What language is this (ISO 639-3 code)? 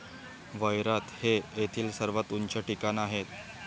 mar